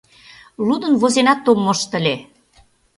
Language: Mari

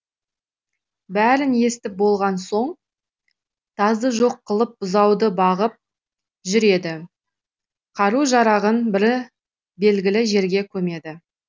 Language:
Kazakh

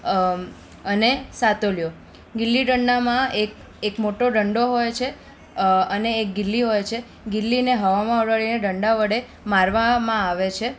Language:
Gujarati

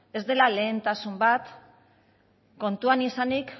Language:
Basque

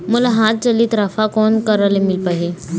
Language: Chhattisgarhi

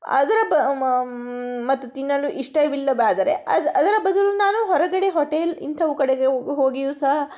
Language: Kannada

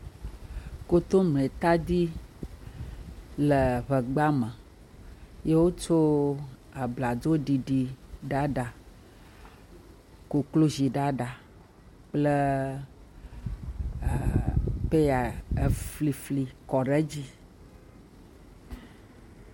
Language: Ewe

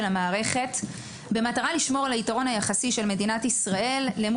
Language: Hebrew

